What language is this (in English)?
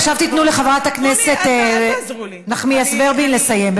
Hebrew